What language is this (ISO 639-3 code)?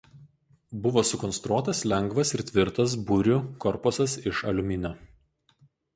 lit